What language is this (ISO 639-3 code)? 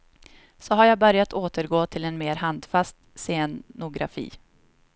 swe